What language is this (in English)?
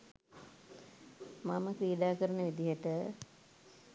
Sinhala